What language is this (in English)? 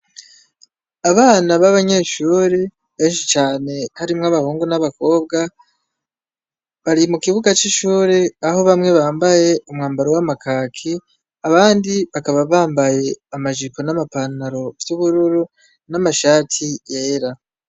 Rundi